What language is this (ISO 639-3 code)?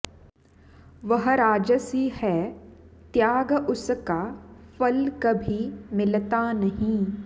san